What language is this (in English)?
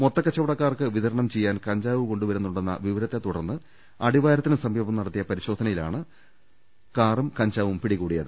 Malayalam